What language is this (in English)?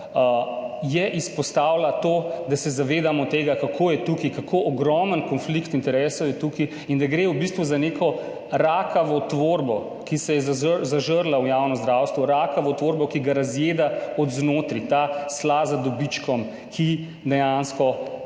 Slovenian